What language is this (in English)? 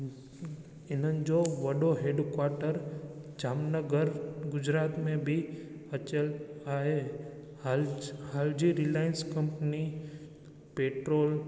Sindhi